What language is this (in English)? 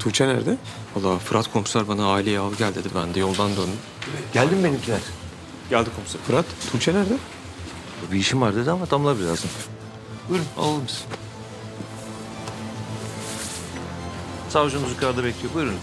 Turkish